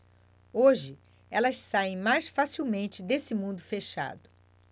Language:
Portuguese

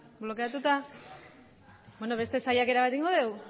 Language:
Basque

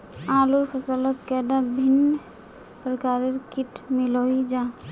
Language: Magahi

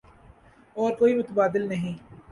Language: Urdu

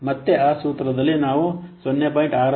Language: Kannada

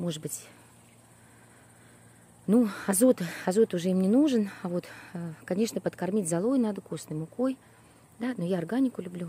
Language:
Russian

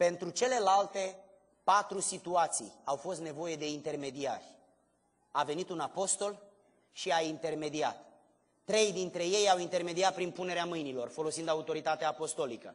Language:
Romanian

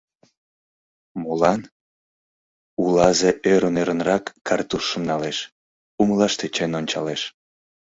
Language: Mari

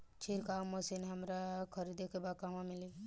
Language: Bhojpuri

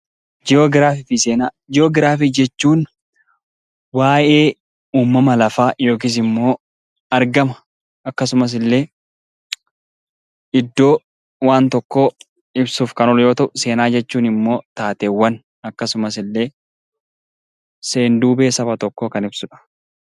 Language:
Oromo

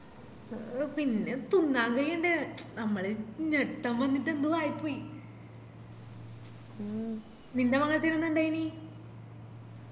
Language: Malayalam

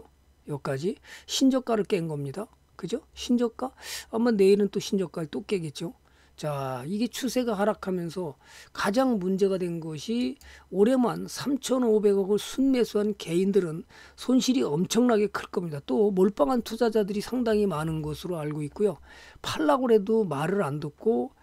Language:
Korean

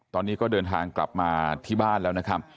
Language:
Thai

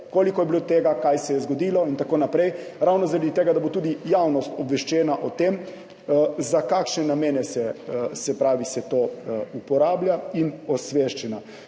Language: Slovenian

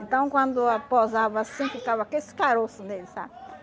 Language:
Portuguese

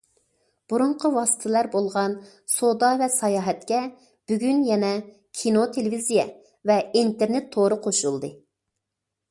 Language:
Uyghur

